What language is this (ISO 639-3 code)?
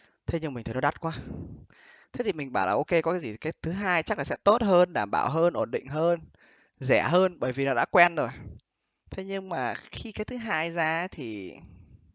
vie